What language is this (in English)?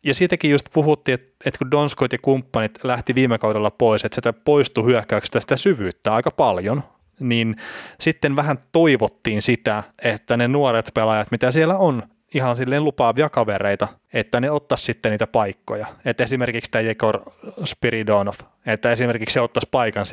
Finnish